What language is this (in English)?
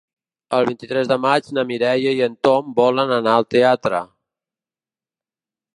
Catalan